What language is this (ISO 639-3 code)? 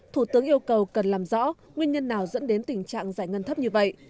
vie